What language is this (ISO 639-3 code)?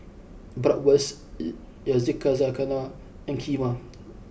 eng